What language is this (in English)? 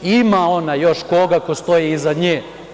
Serbian